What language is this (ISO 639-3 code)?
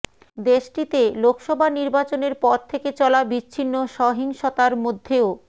ben